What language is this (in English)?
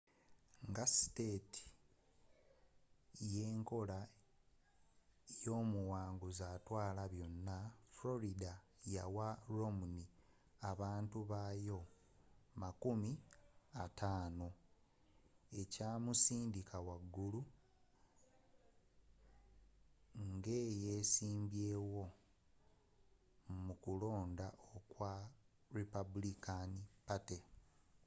Ganda